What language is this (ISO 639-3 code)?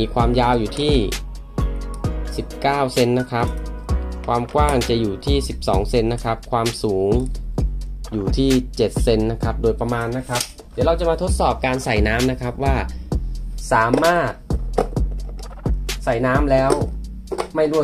tha